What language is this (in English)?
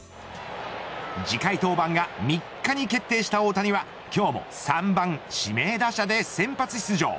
Japanese